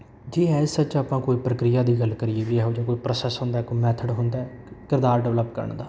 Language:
Punjabi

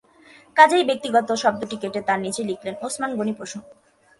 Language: Bangla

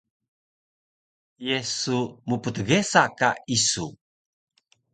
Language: Taroko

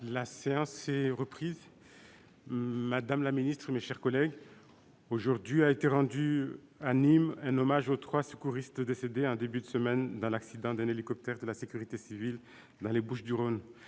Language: French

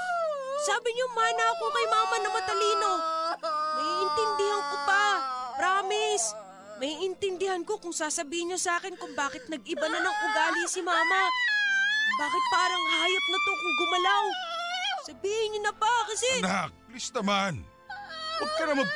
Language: Filipino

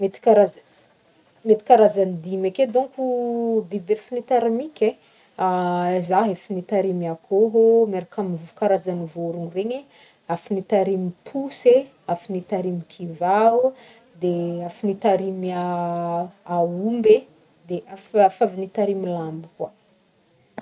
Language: Northern Betsimisaraka Malagasy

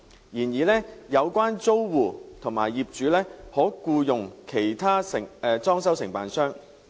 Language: Cantonese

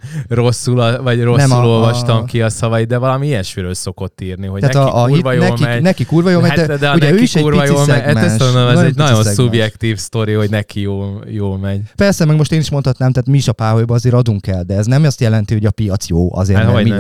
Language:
Hungarian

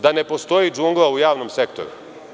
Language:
Serbian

